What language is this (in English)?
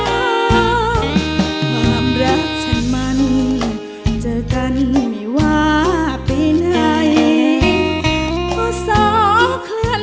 Thai